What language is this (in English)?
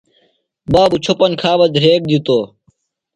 Phalura